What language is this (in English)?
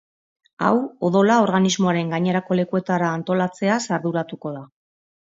Basque